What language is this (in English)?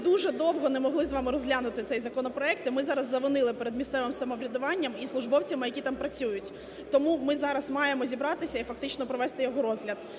Ukrainian